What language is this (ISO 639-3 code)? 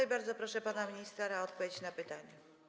pol